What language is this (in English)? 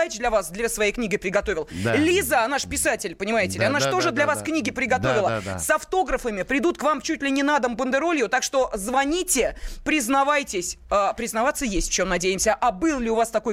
Russian